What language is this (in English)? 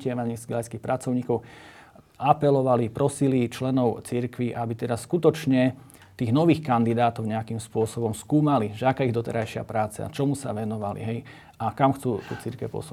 Slovak